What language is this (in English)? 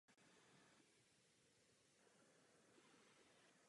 Czech